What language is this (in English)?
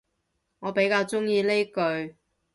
Cantonese